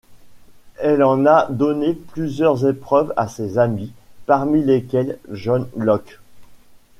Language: French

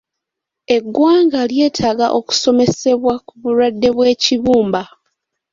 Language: Ganda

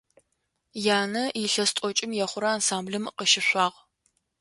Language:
Adyghe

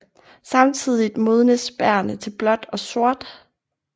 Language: Danish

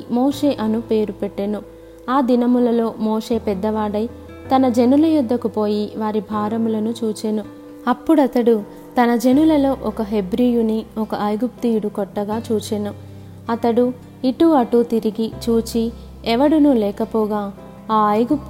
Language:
Telugu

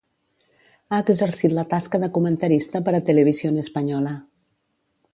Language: Catalan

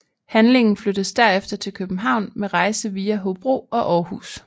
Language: Danish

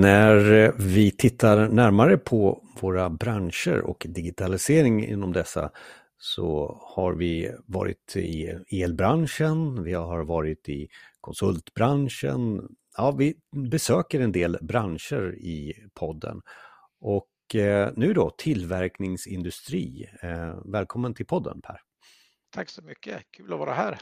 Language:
Swedish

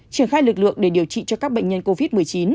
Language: Vietnamese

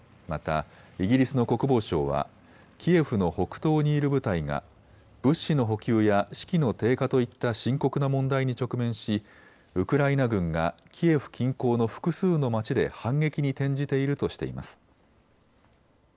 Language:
Japanese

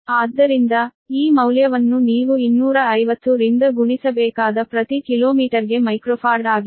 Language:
Kannada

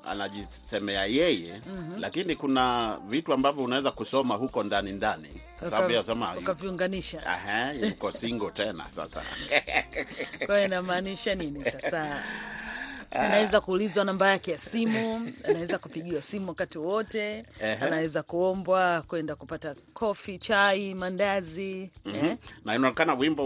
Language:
Swahili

